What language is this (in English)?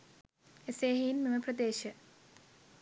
Sinhala